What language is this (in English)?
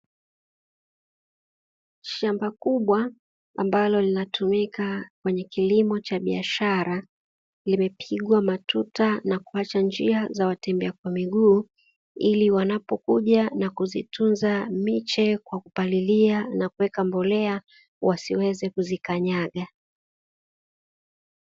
Swahili